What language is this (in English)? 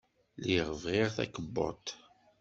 Kabyle